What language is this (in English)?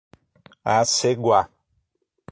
Portuguese